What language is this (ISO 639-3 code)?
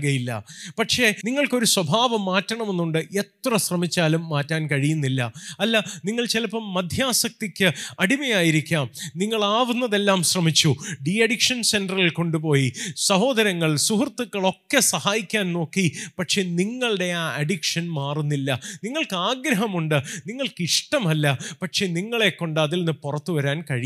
mal